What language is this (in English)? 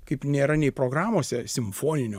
Lithuanian